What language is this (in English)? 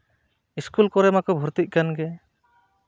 Santali